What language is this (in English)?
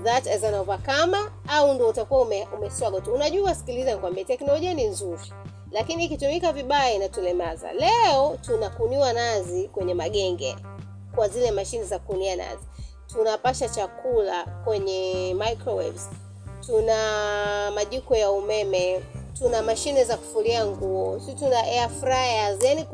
Swahili